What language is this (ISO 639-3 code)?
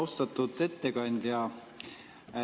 est